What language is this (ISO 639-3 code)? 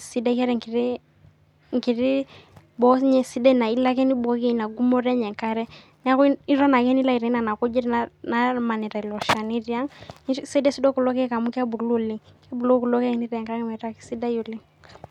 mas